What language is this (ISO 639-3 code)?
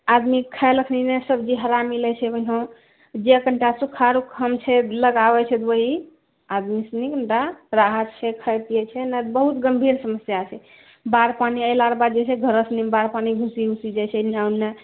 mai